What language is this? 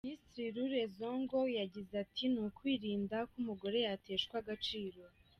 Kinyarwanda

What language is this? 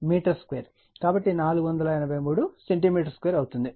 Telugu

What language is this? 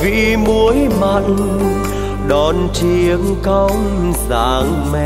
Vietnamese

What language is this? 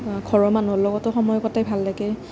Assamese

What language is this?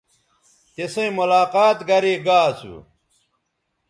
Bateri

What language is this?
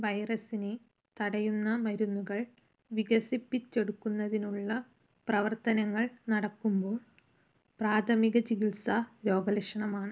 Malayalam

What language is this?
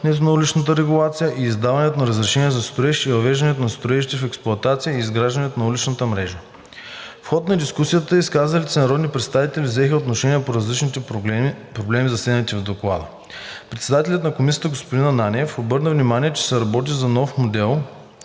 Bulgarian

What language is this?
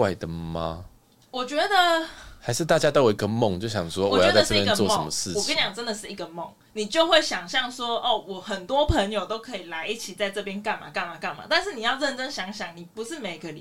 Chinese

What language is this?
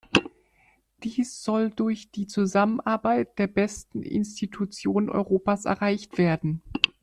German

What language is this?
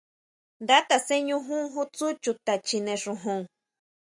Huautla Mazatec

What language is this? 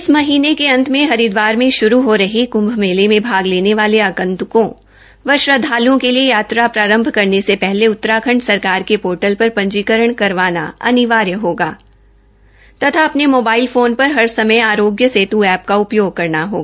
Hindi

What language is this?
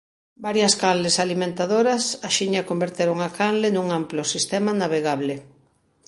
Galician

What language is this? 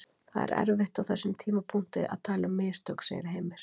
Icelandic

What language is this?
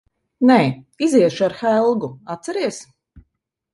Latvian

